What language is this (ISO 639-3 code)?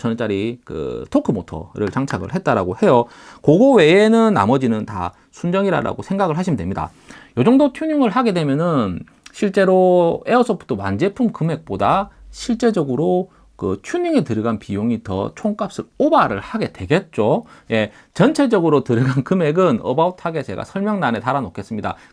kor